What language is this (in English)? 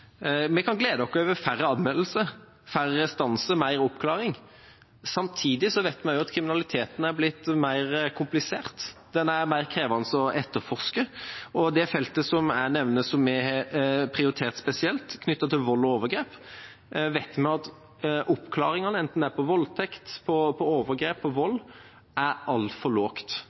Norwegian Bokmål